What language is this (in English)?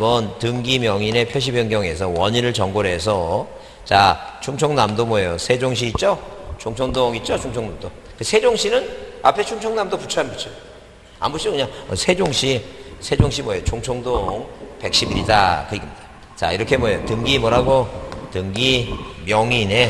Korean